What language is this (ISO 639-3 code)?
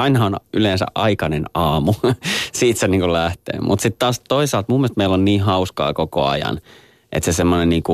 fin